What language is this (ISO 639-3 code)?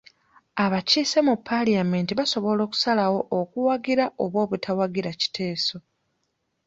lug